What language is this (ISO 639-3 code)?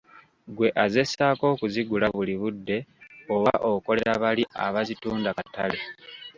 lug